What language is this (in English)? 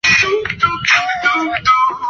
Chinese